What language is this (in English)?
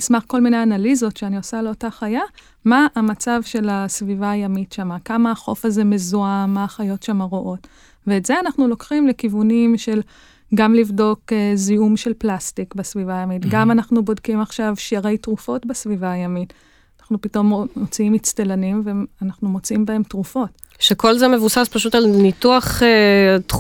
Hebrew